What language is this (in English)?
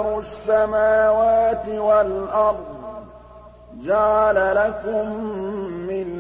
Arabic